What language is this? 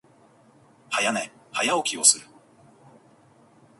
Japanese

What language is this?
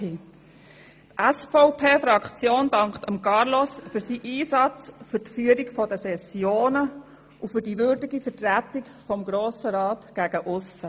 Swiss German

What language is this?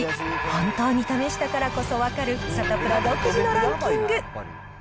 Japanese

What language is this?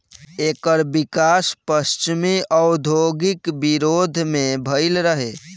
Bhojpuri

